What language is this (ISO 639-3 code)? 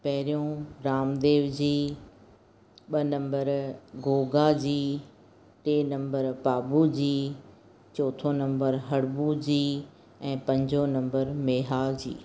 snd